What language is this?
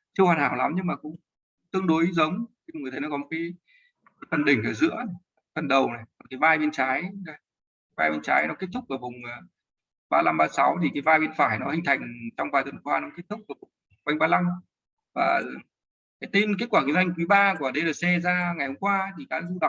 Vietnamese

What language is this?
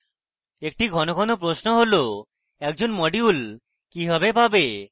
Bangla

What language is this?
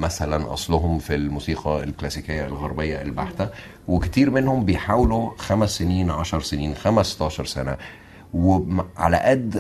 Arabic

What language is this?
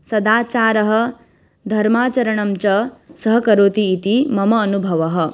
Sanskrit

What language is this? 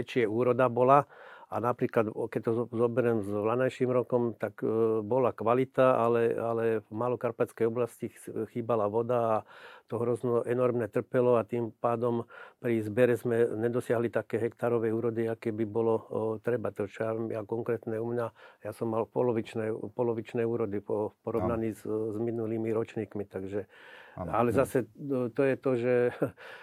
Slovak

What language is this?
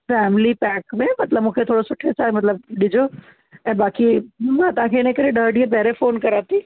Sindhi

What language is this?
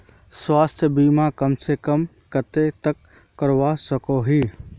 Magahi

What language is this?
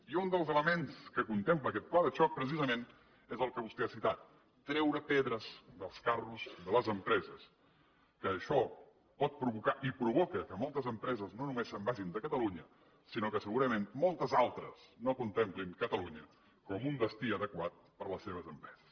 Catalan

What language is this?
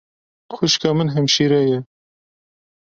Kurdish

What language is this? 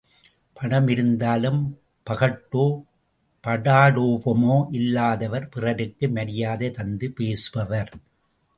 Tamil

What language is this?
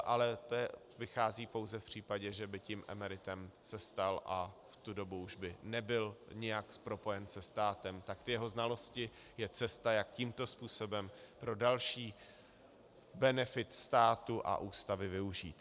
Czech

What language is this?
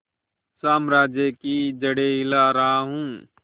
Hindi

